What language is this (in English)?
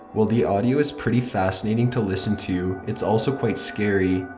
English